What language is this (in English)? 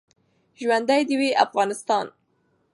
Pashto